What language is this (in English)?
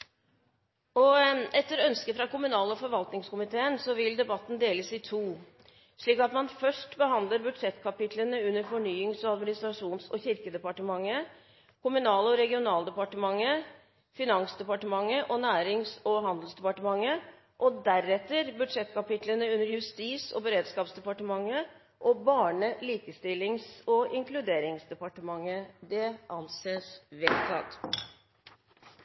Norwegian Bokmål